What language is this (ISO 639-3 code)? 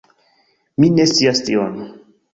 epo